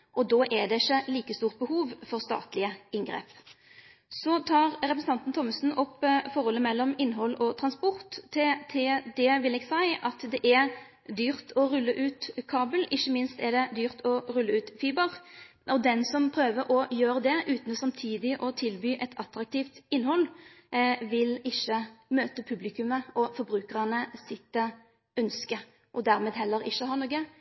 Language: Norwegian Nynorsk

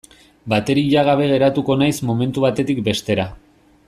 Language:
Basque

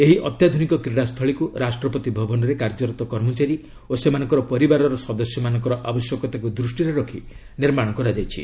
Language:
Odia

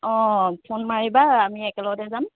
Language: Assamese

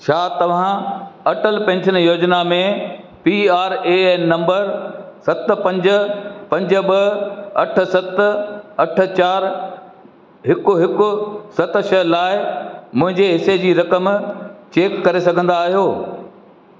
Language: Sindhi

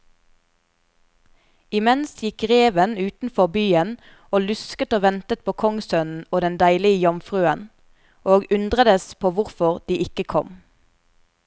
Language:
Norwegian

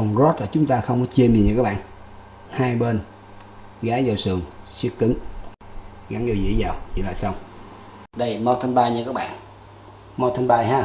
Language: Vietnamese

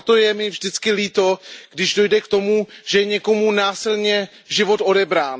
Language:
Czech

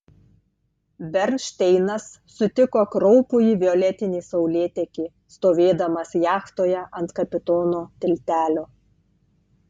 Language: Lithuanian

